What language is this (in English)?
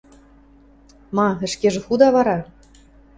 Western Mari